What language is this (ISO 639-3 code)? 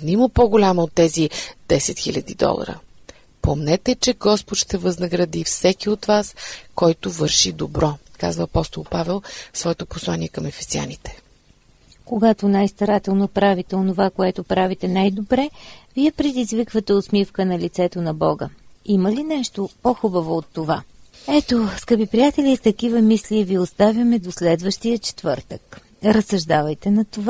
bul